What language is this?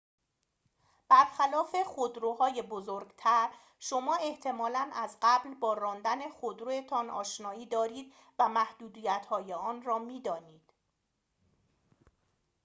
Persian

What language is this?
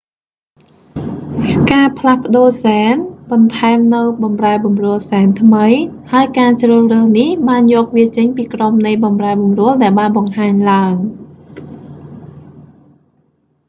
Khmer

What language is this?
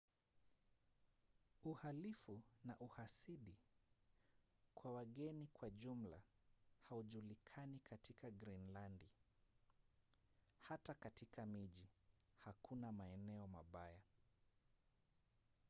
Swahili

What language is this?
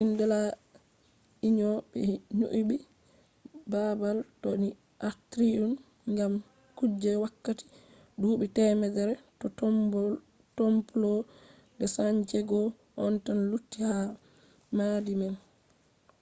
Fula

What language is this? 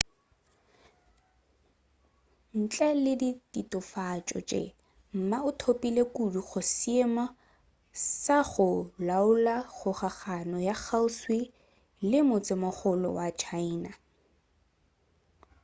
Northern Sotho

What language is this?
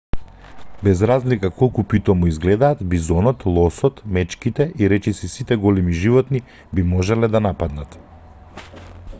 Macedonian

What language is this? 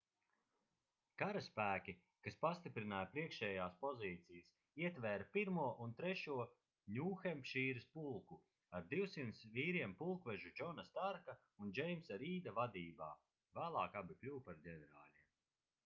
Latvian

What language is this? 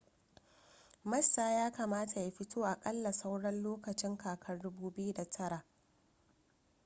Hausa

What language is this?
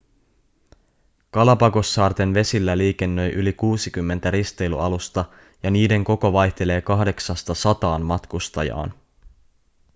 Finnish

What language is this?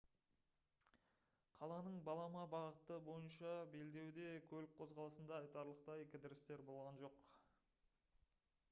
Kazakh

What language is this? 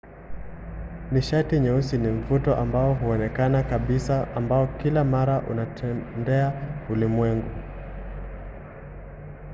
Swahili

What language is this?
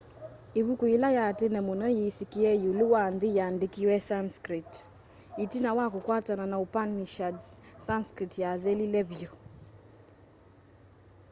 Kamba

